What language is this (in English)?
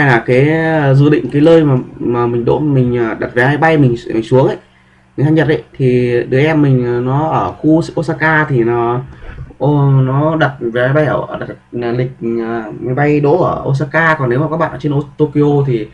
Vietnamese